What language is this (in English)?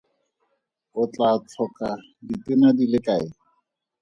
Tswana